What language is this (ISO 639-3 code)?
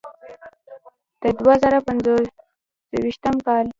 pus